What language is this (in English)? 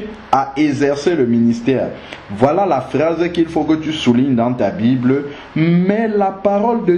French